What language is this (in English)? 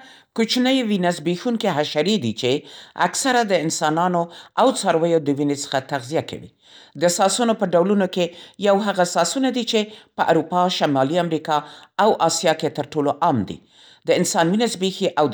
Central Pashto